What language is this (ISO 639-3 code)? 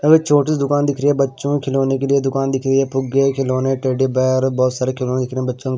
hin